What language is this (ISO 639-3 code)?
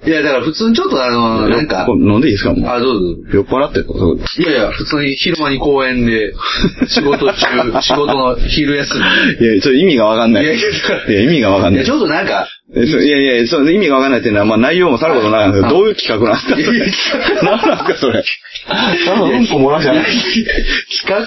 jpn